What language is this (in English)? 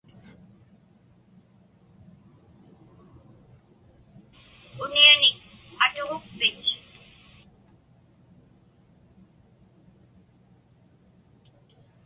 Inupiaq